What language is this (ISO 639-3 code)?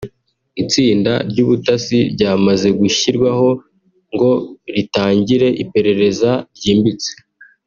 kin